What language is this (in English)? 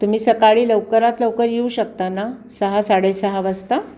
Marathi